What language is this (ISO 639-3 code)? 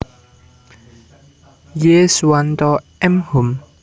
jav